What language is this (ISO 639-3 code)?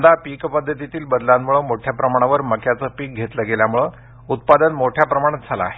mar